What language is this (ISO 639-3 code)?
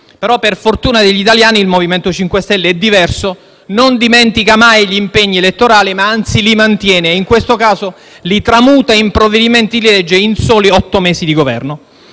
ita